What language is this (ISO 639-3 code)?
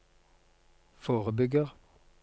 nor